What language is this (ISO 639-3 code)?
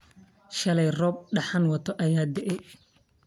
som